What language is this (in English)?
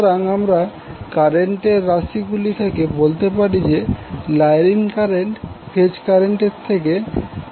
Bangla